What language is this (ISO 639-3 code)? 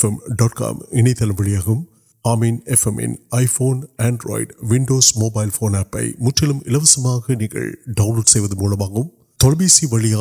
urd